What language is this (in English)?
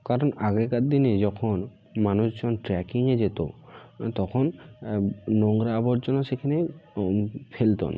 Bangla